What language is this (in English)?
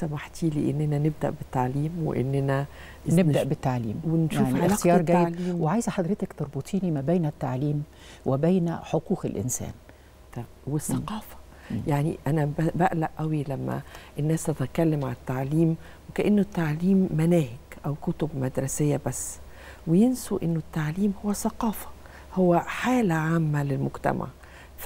Arabic